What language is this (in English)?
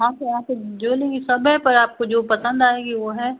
Hindi